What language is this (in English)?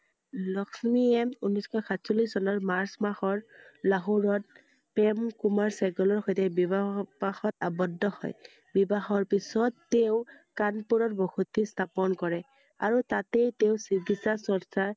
Assamese